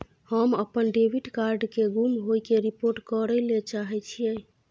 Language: Maithili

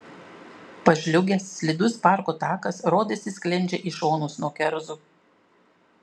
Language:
Lithuanian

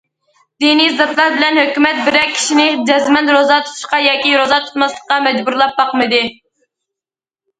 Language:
Uyghur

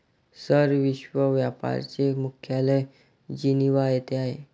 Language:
Marathi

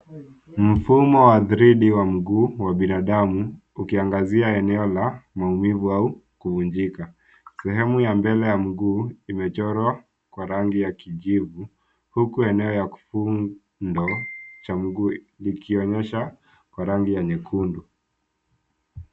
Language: Swahili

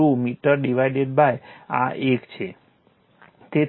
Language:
Gujarati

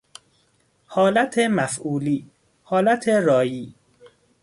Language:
Persian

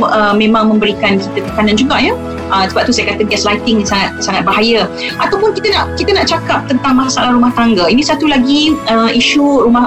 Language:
Malay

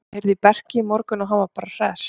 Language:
Icelandic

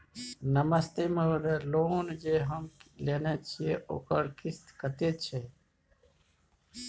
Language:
Maithili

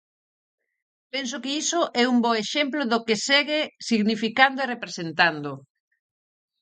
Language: Galician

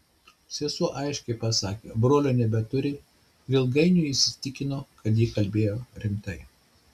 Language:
Lithuanian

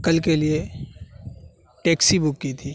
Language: Urdu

